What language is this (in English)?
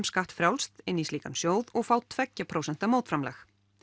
Icelandic